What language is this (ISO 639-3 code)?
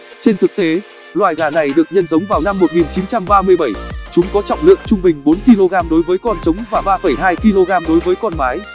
vie